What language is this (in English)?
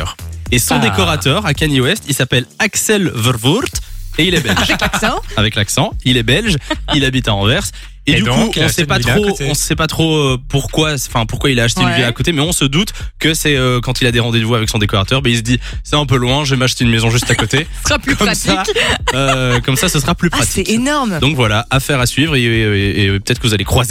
French